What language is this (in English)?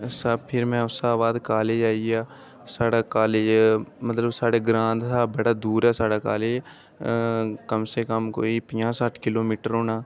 Dogri